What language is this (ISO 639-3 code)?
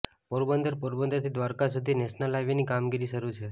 guj